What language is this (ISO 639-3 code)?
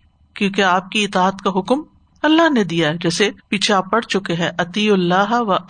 urd